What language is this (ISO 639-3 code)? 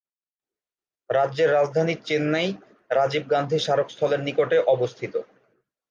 ben